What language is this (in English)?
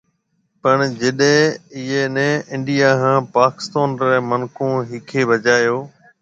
Marwari (Pakistan)